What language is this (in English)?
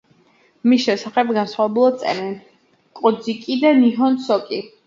Georgian